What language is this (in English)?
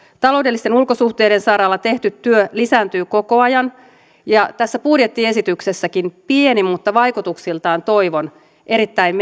Finnish